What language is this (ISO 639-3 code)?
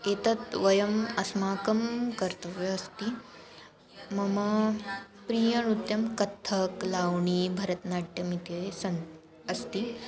san